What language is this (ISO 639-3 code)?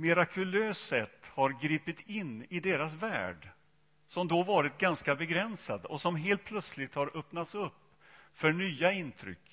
swe